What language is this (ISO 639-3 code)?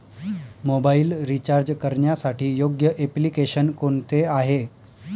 mar